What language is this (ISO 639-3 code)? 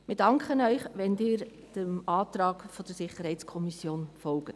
gsw